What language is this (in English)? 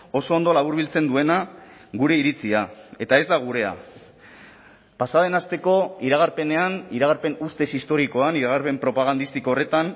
Basque